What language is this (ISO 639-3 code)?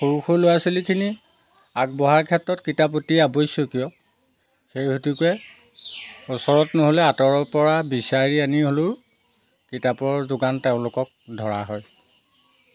asm